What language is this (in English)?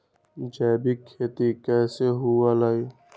Magahi